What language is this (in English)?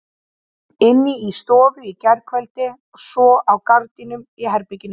Icelandic